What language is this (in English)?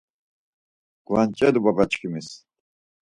Laz